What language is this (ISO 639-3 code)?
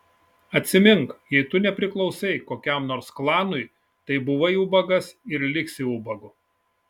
lit